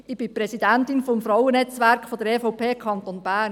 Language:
Swiss German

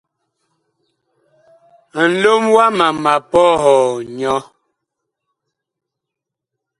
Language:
Bakoko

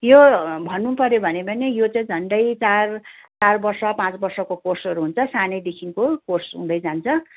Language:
Nepali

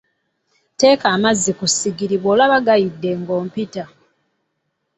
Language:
Ganda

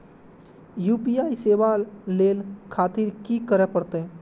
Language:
Maithili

